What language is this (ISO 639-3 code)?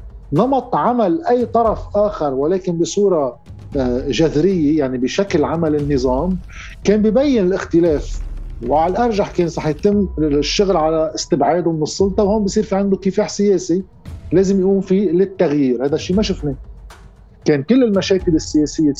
ara